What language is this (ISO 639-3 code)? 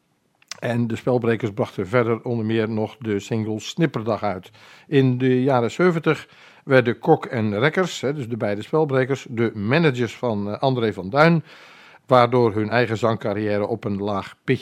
nld